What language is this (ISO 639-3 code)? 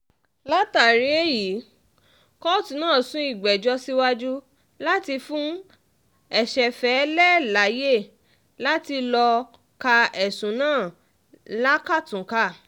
yor